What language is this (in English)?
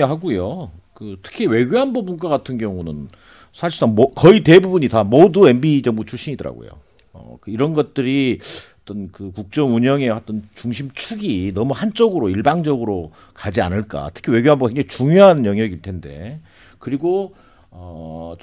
Korean